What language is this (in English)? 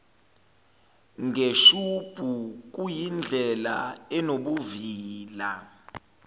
Zulu